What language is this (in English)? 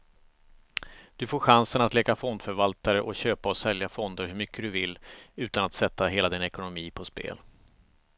Swedish